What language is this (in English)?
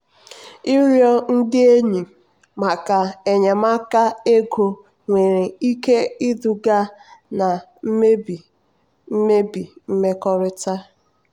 Igbo